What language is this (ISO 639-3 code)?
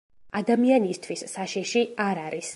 kat